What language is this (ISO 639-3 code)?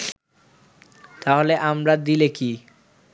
ben